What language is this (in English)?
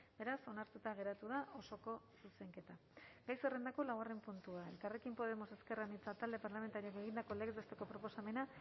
Basque